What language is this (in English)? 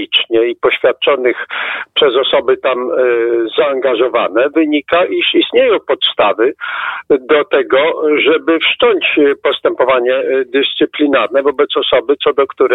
Polish